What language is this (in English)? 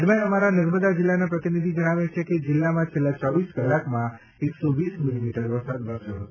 Gujarati